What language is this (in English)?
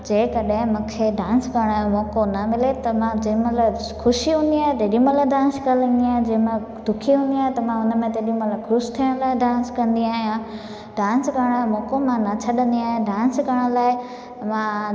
Sindhi